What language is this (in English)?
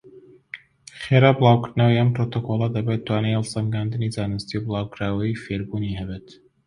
Central Kurdish